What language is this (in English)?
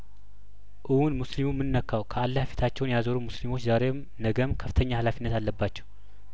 Amharic